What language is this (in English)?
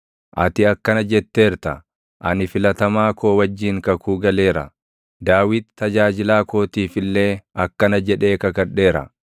Oromo